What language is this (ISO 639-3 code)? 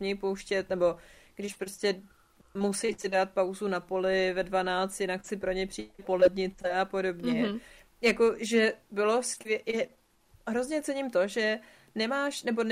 ces